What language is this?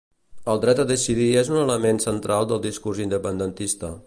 Catalan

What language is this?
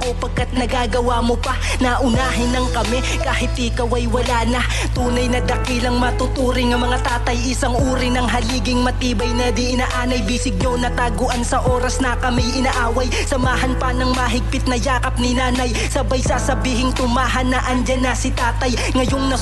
Filipino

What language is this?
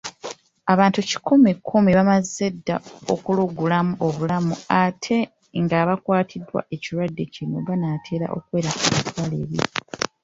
Ganda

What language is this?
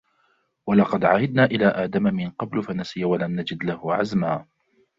Arabic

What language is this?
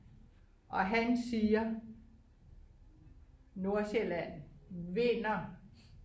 Danish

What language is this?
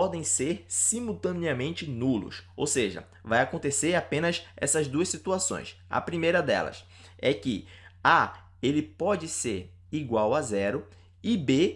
Portuguese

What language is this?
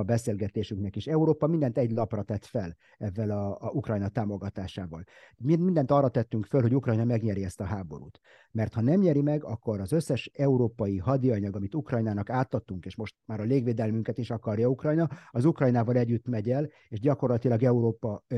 Hungarian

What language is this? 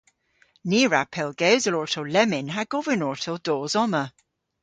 Cornish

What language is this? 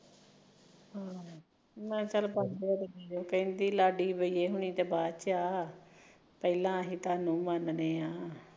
Punjabi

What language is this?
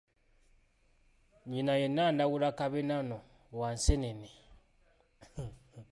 Ganda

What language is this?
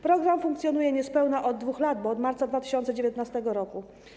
Polish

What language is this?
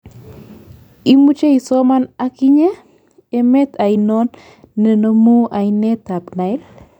Kalenjin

